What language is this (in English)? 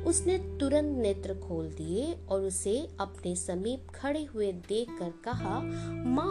Hindi